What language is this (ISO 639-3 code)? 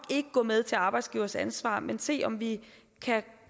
dan